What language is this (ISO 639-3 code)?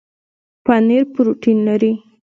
pus